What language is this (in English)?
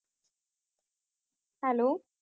Punjabi